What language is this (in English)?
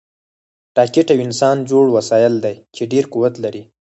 Pashto